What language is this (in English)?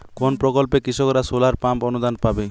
Bangla